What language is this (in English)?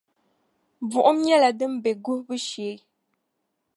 Dagbani